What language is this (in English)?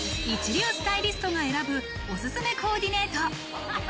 Japanese